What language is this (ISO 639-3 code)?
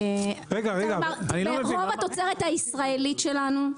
heb